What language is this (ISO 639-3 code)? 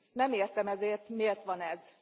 hun